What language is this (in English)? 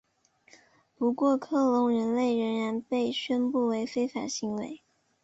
Chinese